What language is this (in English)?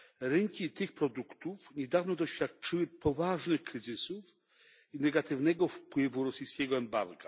Polish